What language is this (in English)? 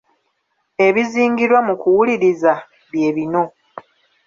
Ganda